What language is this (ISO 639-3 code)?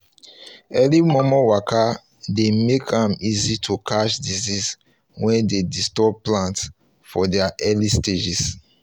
pcm